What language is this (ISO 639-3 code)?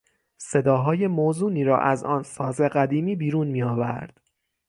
fas